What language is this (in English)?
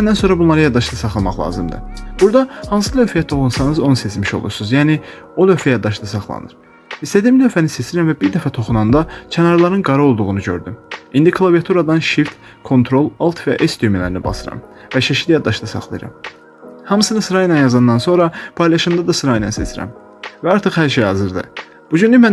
Turkish